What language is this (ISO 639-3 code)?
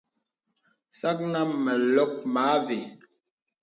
beb